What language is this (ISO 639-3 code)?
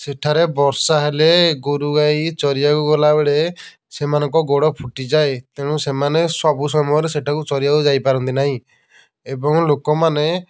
ori